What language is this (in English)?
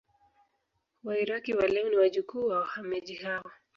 Swahili